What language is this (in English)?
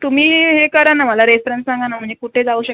Marathi